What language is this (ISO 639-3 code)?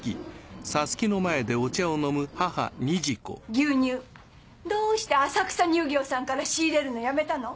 jpn